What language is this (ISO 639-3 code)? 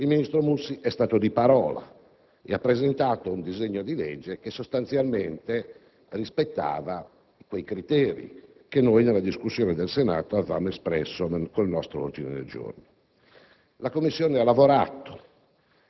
ita